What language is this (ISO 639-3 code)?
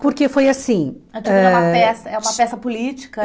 por